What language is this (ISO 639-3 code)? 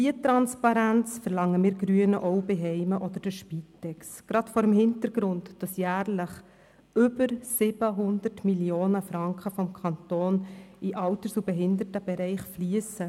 gsw